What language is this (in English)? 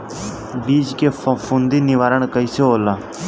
Bhojpuri